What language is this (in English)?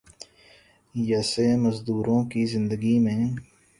Urdu